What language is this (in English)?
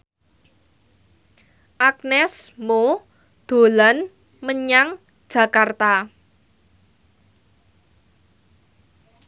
Javanese